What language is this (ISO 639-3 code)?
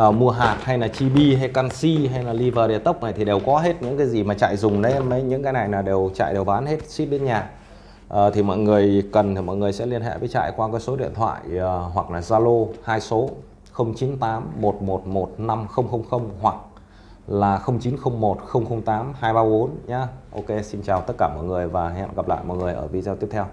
vie